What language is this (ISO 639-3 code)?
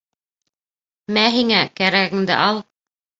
bak